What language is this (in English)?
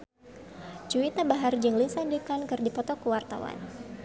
Sundanese